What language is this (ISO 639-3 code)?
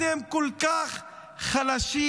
heb